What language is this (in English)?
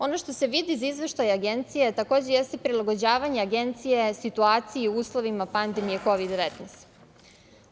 Serbian